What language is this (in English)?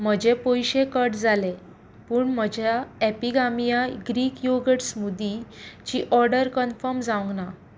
Konkani